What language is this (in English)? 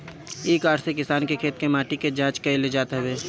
Bhojpuri